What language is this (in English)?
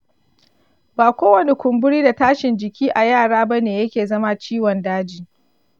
Hausa